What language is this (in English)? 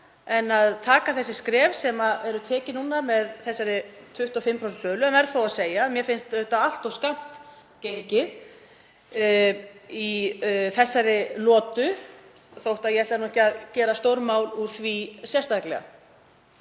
Icelandic